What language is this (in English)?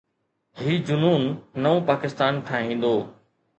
Sindhi